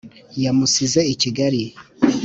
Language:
Kinyarwanda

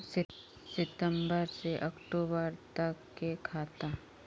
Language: Magahi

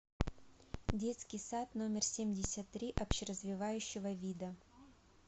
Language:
Russian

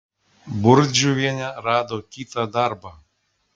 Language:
Lithuanian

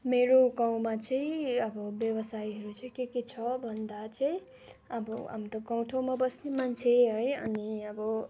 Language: Nepali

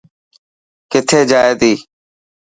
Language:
Dhatki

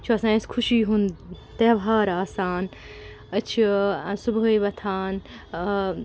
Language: Kashmiri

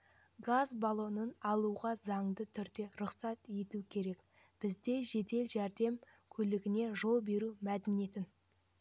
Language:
Kazakh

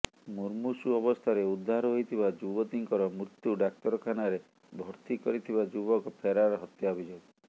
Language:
Odia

